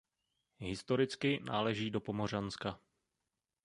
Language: Czech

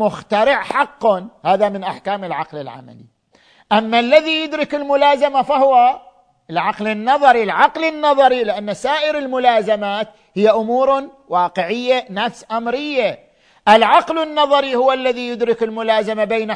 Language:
Arabic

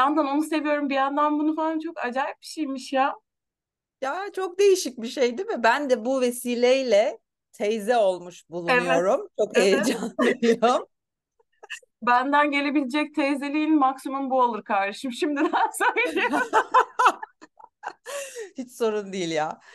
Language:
Turkish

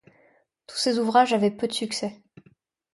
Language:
French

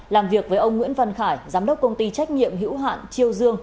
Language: Vietnamese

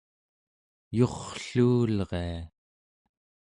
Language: Central Yupik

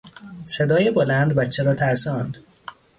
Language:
Persian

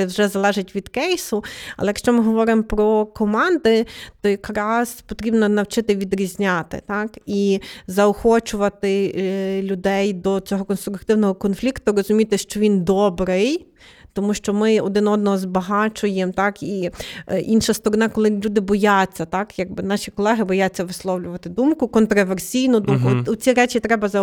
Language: Ukrainian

